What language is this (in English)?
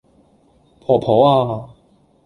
Cantonese